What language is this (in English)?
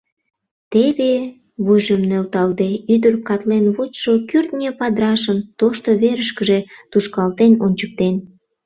Mari